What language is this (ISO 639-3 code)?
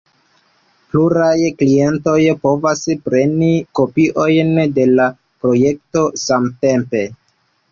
epo